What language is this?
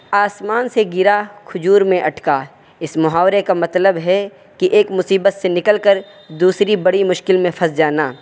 Urdu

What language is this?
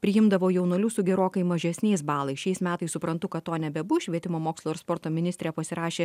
Lithuanian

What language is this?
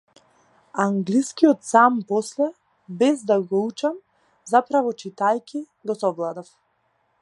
Macedonian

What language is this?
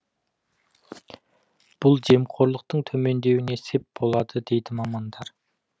Kazakh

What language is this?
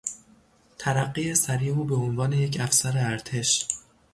Persian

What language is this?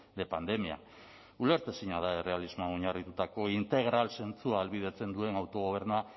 Basque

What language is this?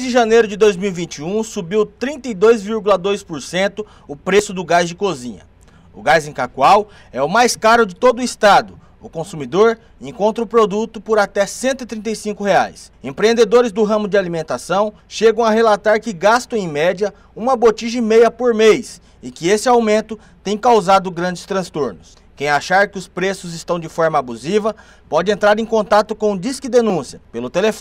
Portuguese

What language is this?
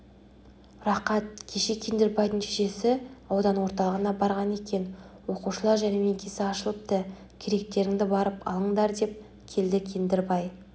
Kazakh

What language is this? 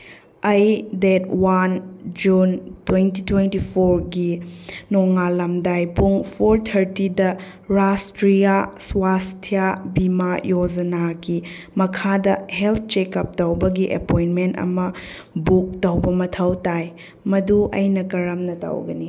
Manipuri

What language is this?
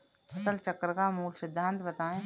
Hindi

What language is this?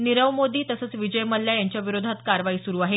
Marathi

